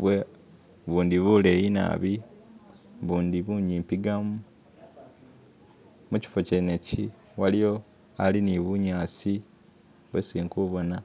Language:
Masaaba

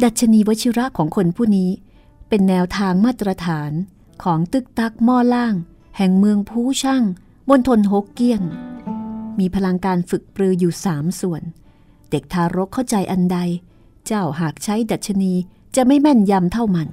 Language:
Thai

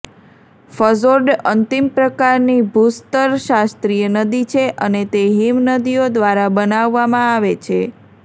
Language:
Gujarati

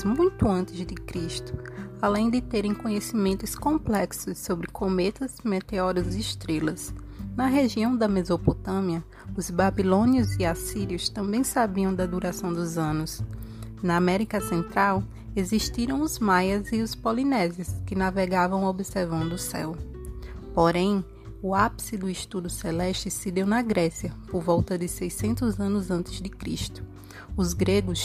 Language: Portuguese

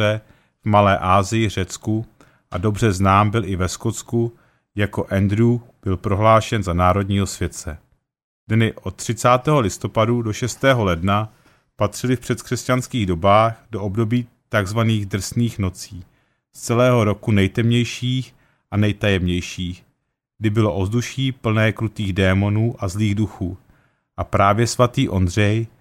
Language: Czech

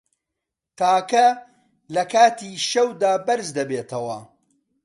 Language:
Central Kurdish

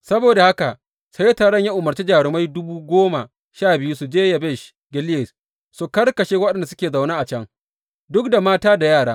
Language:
Hausa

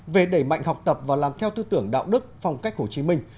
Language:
Vietnamese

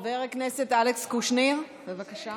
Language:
Hebrew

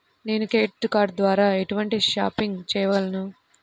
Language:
Telugu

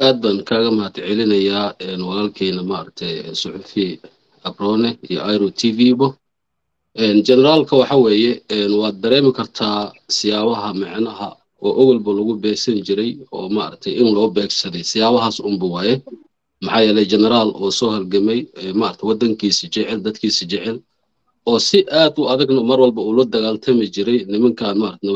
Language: Arabic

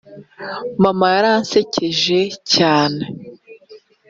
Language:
Kinyarwanda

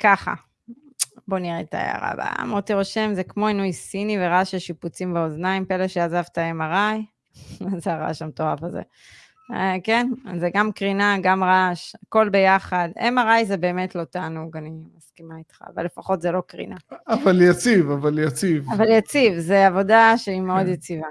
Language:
Hebrew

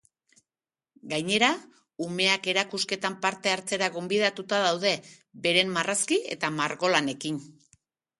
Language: Basque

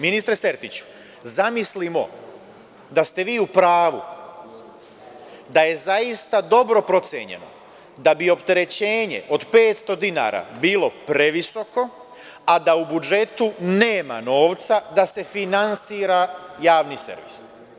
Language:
Serbian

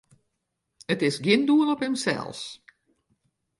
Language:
Western Frisian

